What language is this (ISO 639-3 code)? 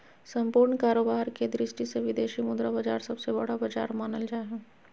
mag